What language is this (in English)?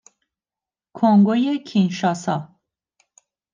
Persian